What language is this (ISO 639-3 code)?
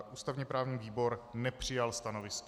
ces